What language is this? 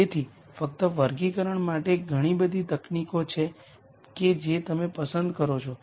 Gujarati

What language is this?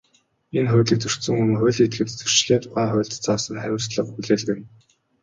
Mongolian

